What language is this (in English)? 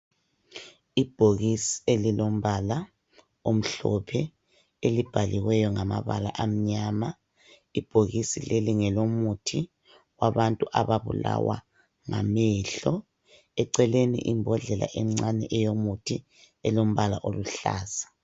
North Ndebele